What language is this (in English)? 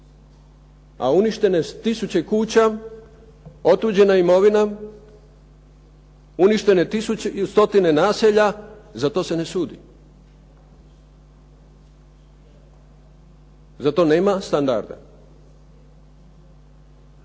Croatian